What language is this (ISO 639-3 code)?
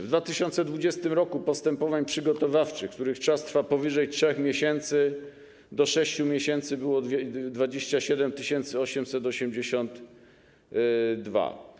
pol